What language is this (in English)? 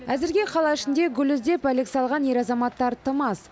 Kazakh